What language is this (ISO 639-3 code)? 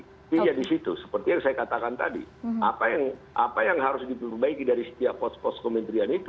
ind